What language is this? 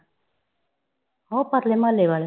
Punjabi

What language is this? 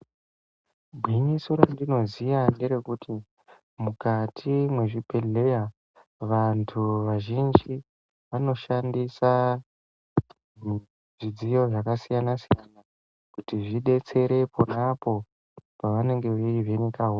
Ndau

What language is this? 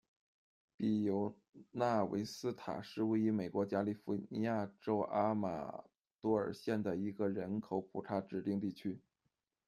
Chinese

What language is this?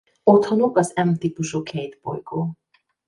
Hungarian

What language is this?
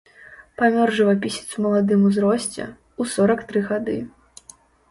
Belarusian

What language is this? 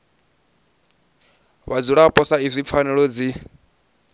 Venda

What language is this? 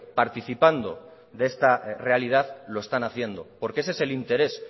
Spanish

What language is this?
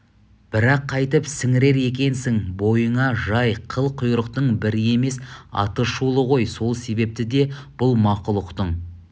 Kazakh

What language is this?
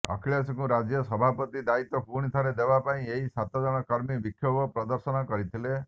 Odia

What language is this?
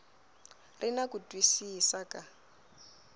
Tsonga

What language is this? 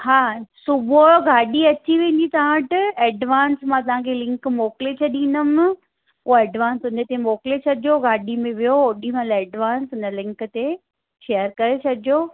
Sindhi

